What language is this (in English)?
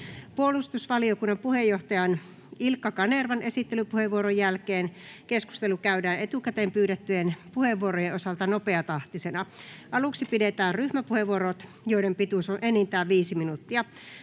Finnish